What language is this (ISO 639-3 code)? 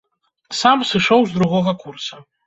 bel